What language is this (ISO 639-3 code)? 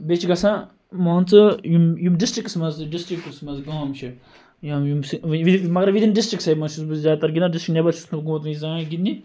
kas